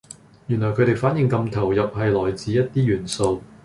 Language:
Cantonese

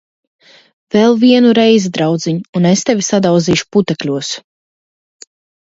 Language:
Latvian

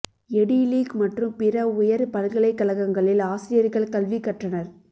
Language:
Tamil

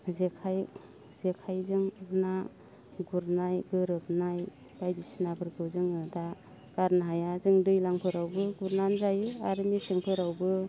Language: Bodo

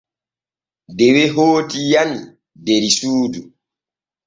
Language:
Borgu Fulfulde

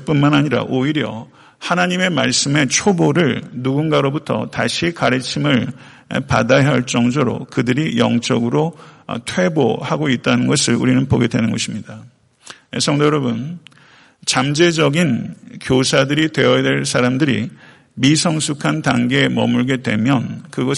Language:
Korean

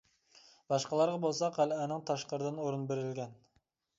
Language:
Uyghur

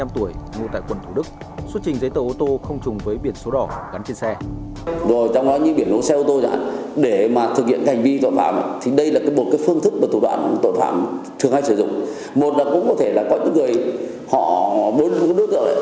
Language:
Vietnamese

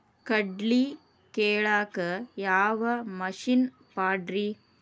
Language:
Kannada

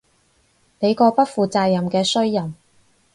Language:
Cantonese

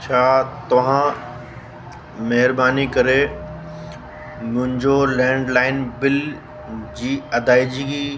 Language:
Sindhi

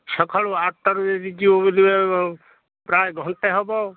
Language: Odia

